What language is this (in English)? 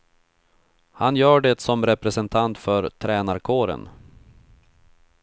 Swedish